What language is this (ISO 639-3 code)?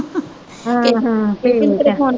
pan